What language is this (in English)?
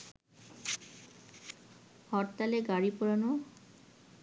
Bangla